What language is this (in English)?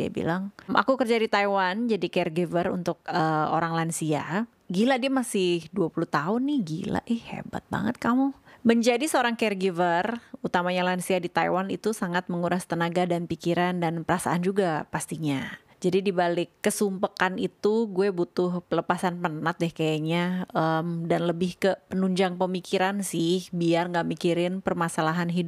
Indonesian